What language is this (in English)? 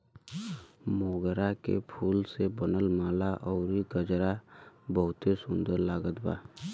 Bhojpuri